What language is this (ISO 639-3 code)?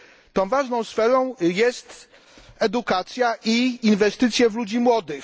pol